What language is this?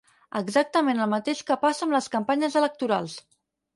Catalan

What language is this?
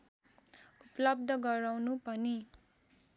Nepali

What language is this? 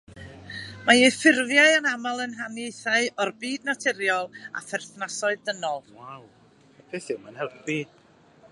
Welsh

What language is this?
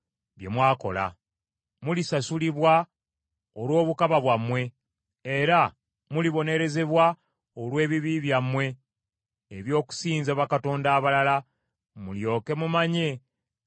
Ganda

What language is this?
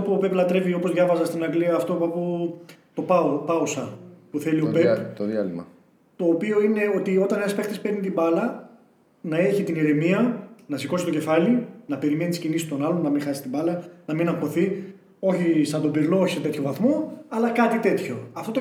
Greek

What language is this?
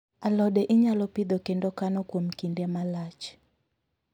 Luo (Kenya and Tanzania)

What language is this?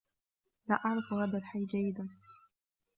Arabic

